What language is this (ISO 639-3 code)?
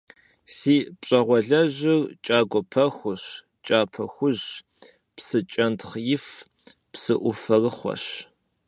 kbd